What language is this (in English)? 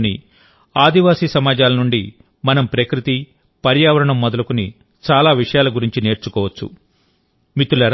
Telugu